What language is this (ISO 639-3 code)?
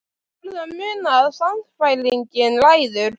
isl